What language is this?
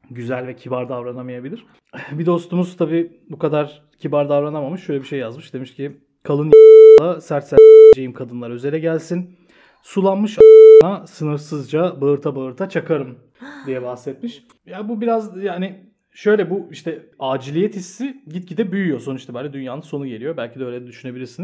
Turkish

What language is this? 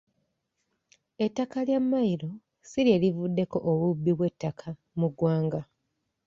Ganda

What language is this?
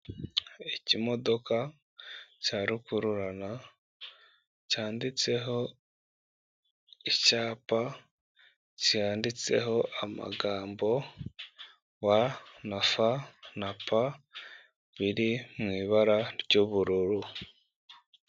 Kinyarwanda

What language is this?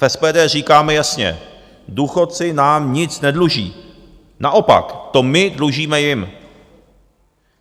Czech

